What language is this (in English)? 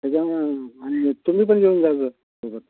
Marathi